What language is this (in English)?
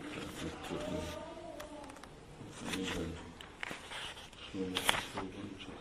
Hungarian